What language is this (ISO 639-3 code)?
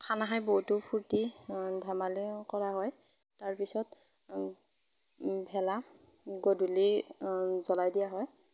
asm